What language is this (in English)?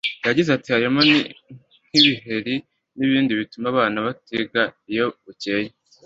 Kinyarwanda